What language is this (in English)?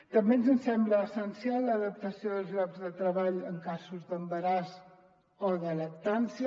Catalan